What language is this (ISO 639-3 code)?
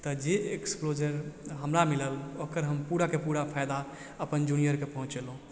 mai